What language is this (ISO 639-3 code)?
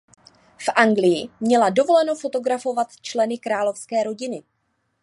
ces